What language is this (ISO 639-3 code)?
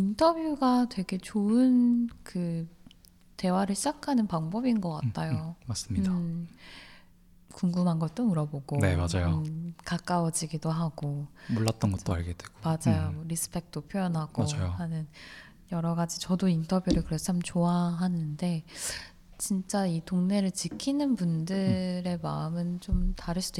kor